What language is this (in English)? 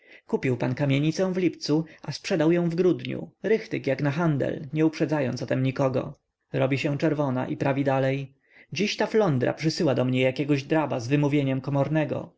Polish